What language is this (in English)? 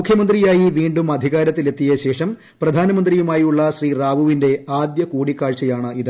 Malayalam